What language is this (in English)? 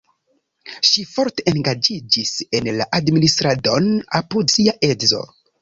Esperanto